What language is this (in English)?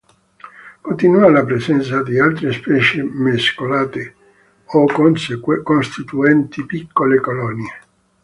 Italian